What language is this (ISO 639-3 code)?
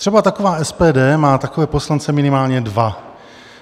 ces